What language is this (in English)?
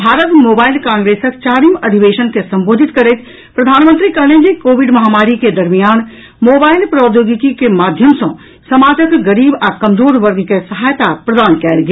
Maithili